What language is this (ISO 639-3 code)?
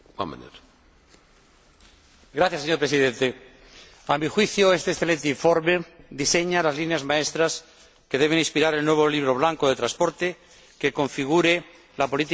spa